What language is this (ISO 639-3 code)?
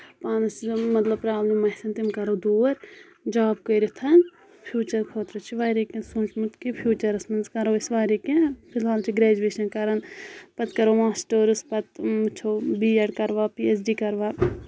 kas